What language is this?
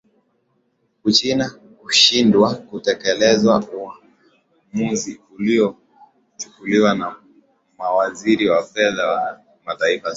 Swahili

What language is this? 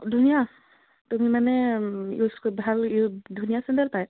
Assamese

